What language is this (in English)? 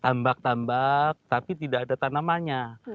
Indonesian